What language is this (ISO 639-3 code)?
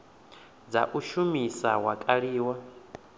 ven